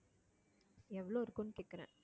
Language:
Tamil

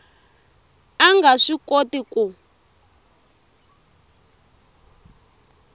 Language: Tsonga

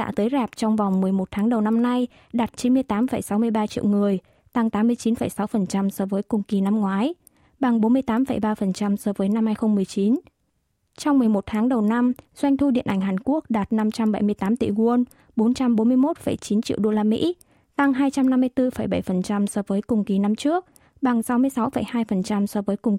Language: Vietnamese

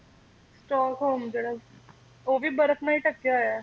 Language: Punjabi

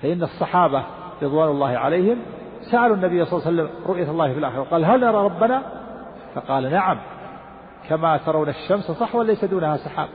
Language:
Arabic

